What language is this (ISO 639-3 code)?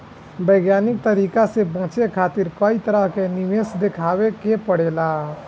bho